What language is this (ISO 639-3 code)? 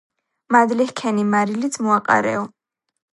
kat